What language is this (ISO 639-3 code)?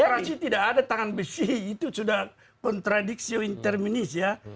ind